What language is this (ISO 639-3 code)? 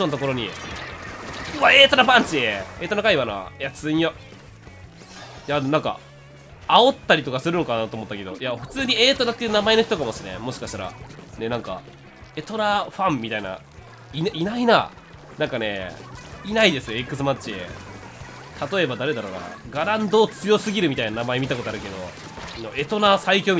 jpn